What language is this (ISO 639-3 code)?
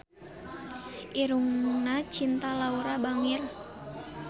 sun